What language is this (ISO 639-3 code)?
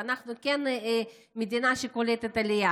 heb